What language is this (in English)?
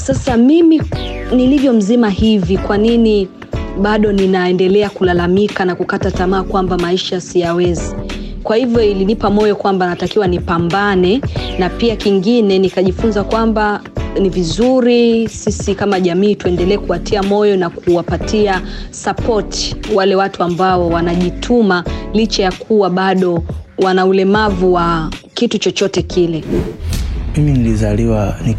Swahili